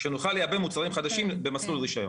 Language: Hebrew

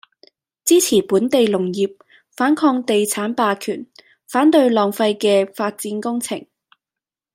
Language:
Cantonese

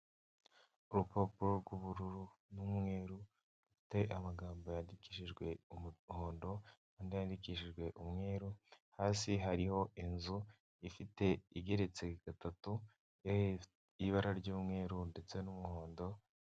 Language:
Kinyarwanda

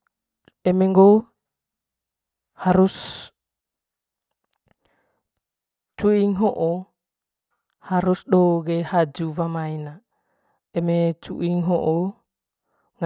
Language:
Manggarai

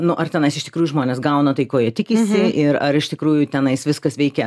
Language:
Lithuanian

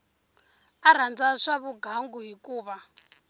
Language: Tsonga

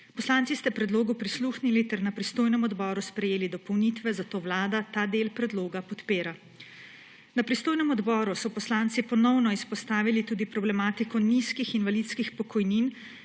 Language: Slovenian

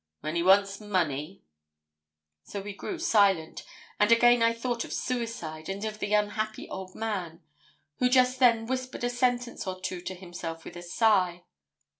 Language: English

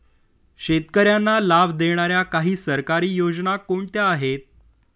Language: Marathi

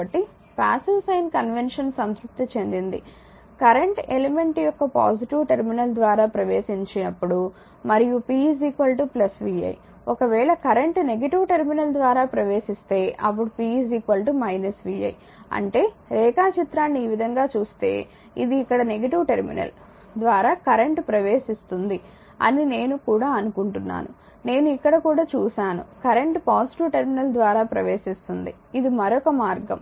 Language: Telugu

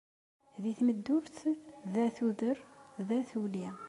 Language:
Kabyle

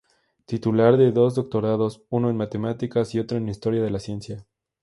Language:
Spanish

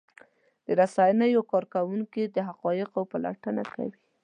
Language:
Pashto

